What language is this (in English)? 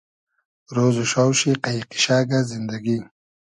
Hazaragi